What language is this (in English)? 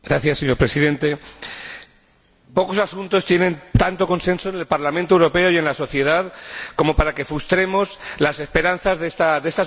Spanish